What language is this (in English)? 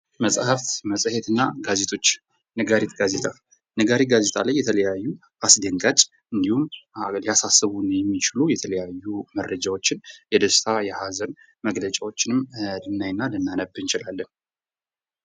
Amharic